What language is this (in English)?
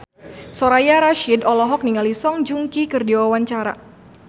Sundanese